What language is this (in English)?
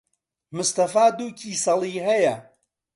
Central Kurdish